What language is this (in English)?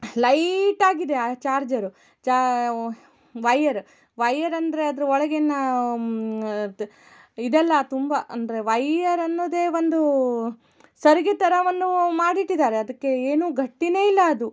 Kannada